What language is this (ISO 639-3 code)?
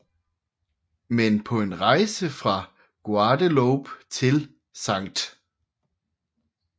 dan